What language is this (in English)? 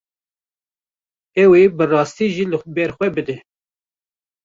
Kurdish